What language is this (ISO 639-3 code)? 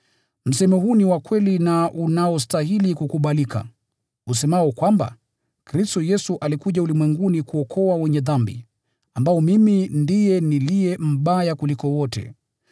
swa